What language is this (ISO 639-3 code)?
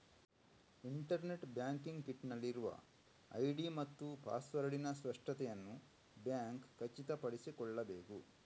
kan